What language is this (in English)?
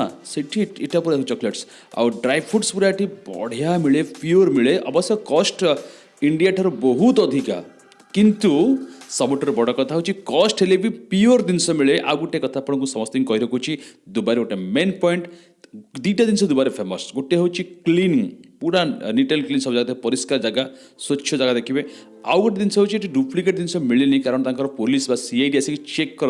Odia